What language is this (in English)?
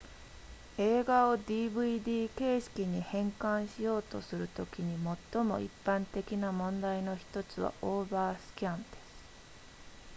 Japanese